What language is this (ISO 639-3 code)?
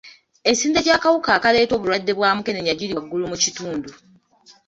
lug